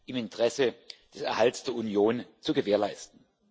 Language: German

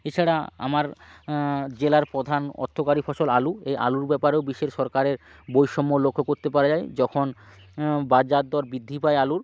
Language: Bangla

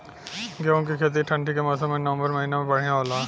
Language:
Bhojpuri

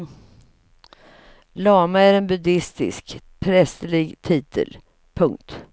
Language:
Swedish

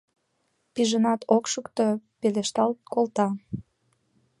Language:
Mari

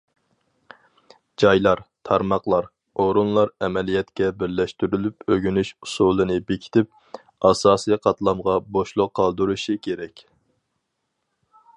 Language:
Uyghur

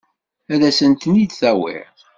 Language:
Kabyle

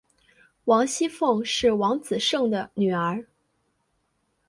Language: Chinese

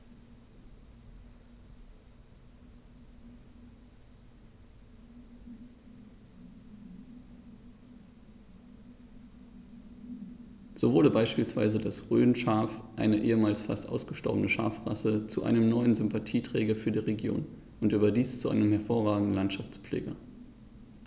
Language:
German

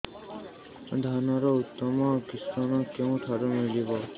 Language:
Odia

